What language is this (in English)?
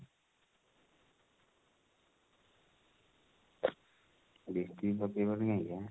Odia